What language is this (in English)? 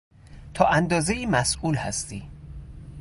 Persian